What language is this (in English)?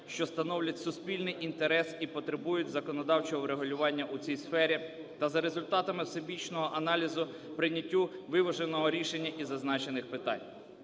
Ukrainian